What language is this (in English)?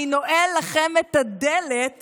Hebrew